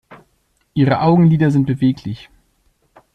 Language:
German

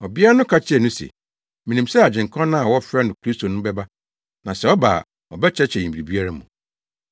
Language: Akan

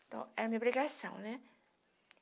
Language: Portuguese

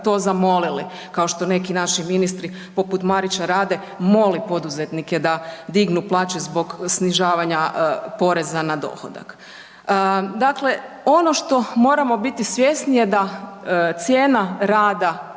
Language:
Croatian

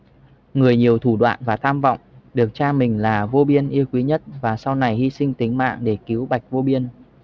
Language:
Vietnamese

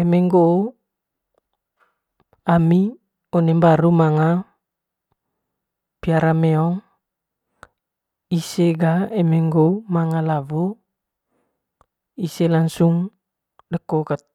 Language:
Manggarai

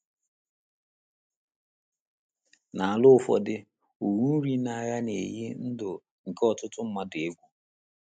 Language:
Igbo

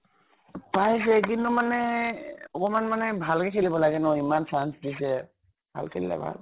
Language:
Assamese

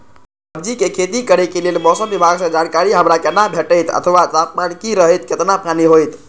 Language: Maithili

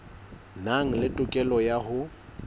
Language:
Southern Sotho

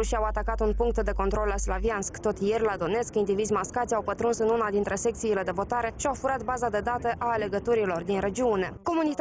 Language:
Romanian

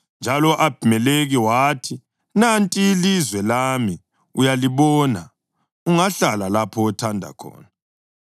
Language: North Ndebele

